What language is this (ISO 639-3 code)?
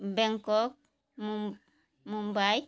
ori